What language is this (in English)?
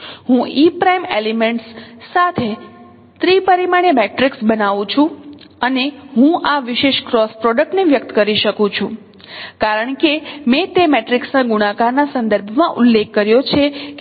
Gujarati